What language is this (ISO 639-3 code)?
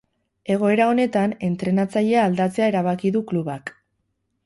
eus